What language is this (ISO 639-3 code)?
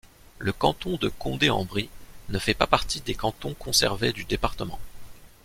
fra